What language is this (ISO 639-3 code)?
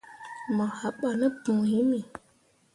mua